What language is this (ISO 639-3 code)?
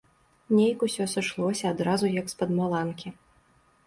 bel